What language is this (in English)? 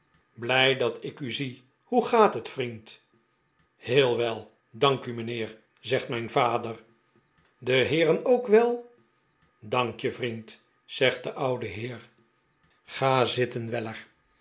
Dutch